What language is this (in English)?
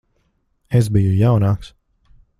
Latvian